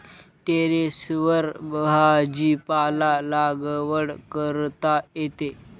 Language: Marathi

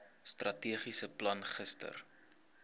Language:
Afrikaans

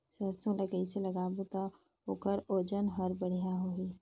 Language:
Chhattisgarhi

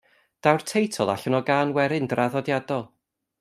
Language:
Welsh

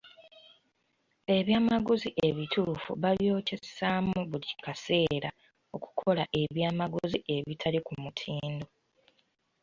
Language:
Ganda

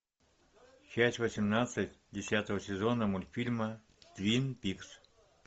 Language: Russian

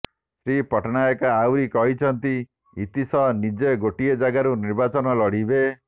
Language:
Odia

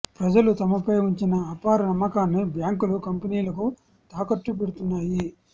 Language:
Telugu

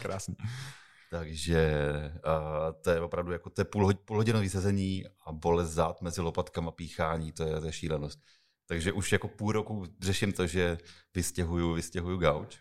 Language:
Czech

